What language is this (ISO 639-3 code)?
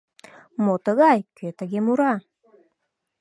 chm